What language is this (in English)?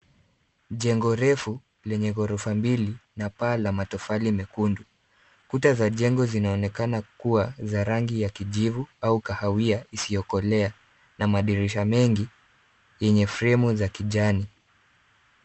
Swahili